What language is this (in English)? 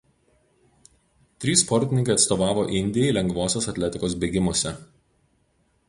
Lithuanian